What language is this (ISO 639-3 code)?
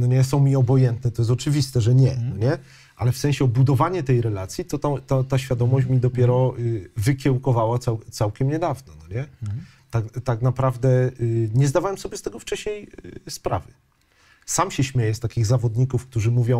pol